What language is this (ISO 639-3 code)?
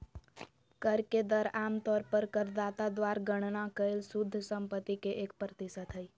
mag